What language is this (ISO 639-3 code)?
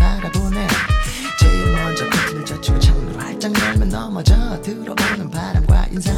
kor